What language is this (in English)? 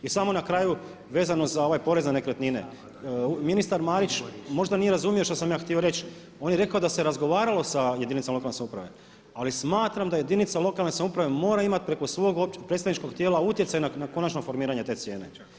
Croatian